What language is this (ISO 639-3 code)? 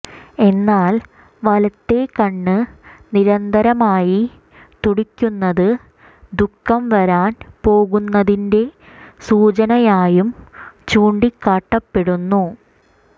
mal